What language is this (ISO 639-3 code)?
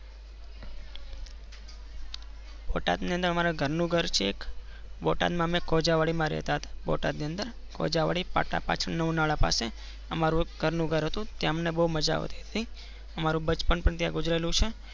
guj